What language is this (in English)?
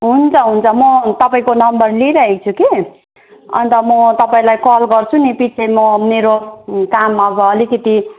Nepali